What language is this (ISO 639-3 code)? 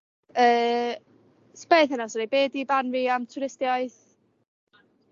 cym